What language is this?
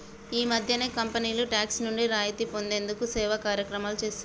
Telugu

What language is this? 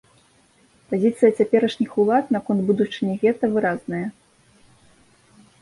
Belarusian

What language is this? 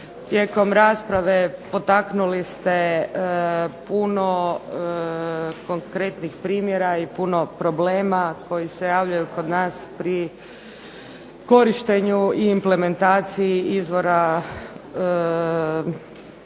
Croatian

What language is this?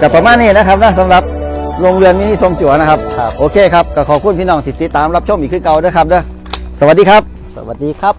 Thai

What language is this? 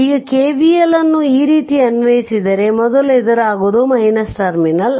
Kannada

